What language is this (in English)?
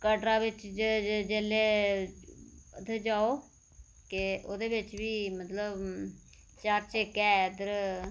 Dogri